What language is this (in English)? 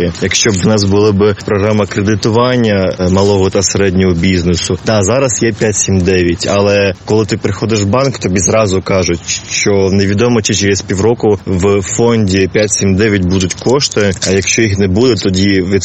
Ukrainian